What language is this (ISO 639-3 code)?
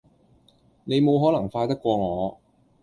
yue